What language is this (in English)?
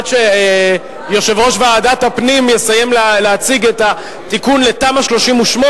Hebrew